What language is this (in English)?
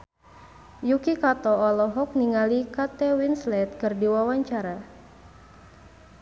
Sundanese